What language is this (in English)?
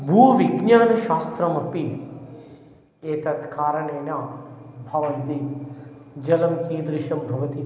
Sanskrit